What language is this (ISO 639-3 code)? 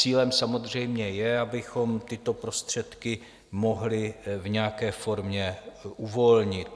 ces